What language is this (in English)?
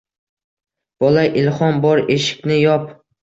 Uzbek